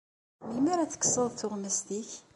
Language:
Kabyle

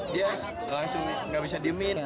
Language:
Indonesian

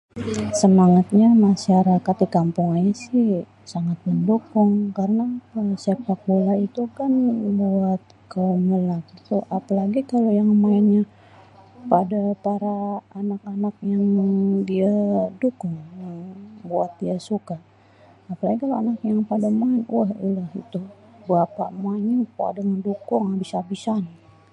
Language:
Betawi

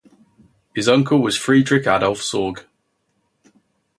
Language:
English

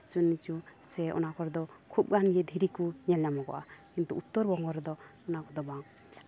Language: Santali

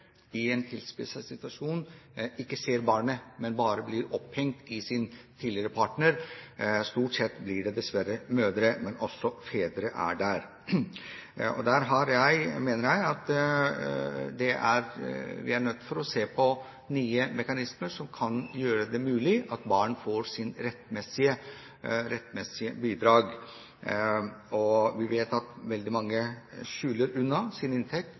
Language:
Norwegian Bokmål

